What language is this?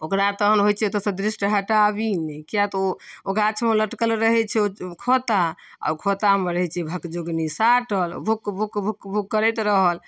Maithili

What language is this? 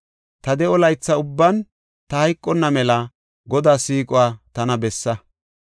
Gofa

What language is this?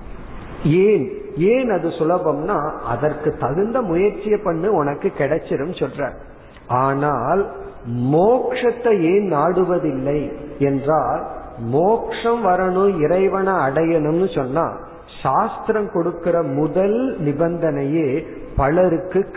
Tamil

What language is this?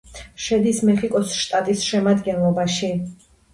Georgian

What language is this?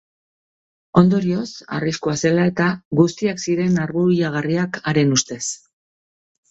Basque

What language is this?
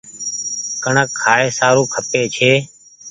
Goaria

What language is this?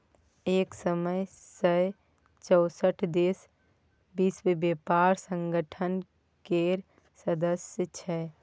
Maithili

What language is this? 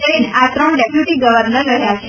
Gujarati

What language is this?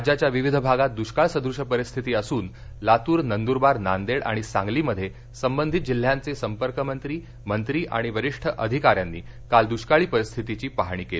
Marathi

